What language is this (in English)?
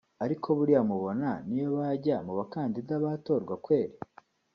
Kinyarwanda